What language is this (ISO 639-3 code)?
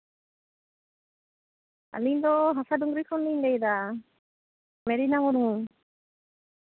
sat